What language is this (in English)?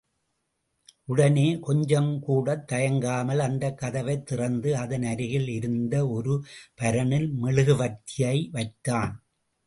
Tamil